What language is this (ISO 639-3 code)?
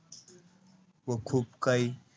mar